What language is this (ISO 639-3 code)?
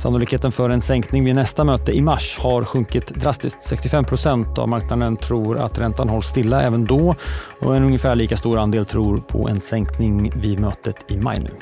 swe